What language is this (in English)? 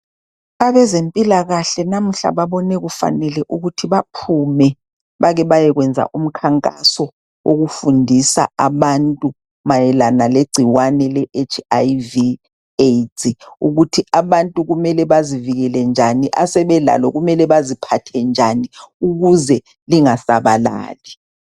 North Ndebele